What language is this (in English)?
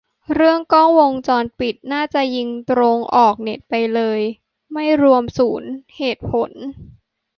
Thai